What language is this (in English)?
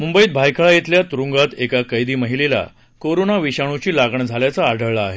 Marathi